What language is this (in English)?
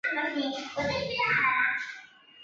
Chinese